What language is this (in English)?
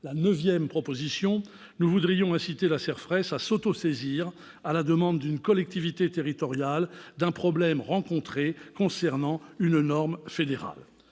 French